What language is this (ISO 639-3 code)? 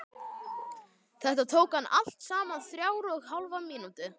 isl